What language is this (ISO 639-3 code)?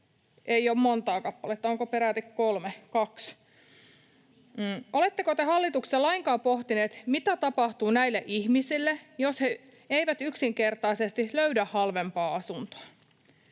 fin